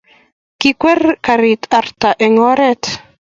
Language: Kalenjin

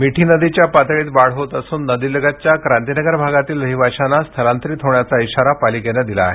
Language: Marathi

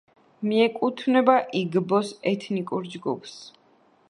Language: Georgian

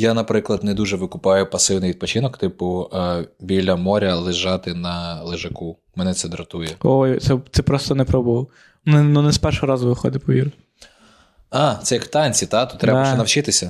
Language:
Ukrainian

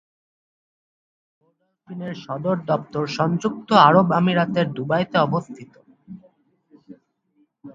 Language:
Bangla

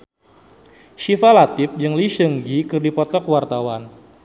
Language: Sundanese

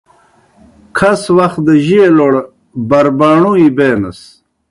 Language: Kohistani Shina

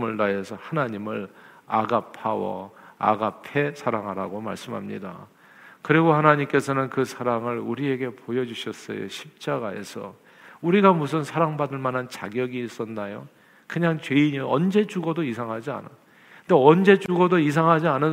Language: Korean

